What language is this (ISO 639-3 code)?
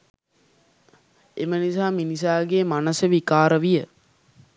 sin